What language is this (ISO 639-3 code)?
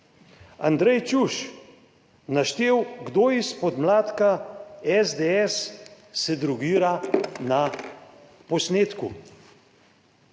slv